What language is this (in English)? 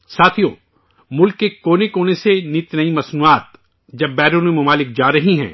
Urdu